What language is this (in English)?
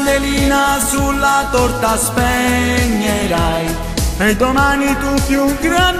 Romanian